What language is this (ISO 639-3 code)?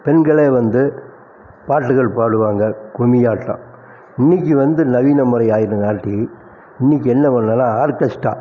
tam